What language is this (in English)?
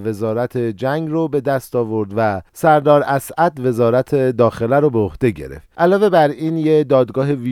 Persian